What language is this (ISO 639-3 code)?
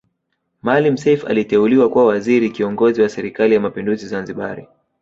swa